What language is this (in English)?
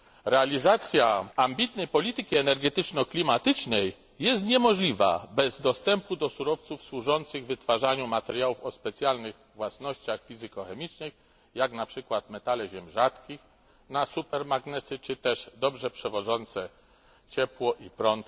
Polish